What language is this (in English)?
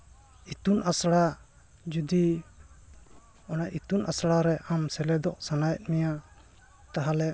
Santali